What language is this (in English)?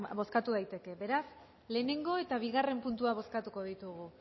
Basque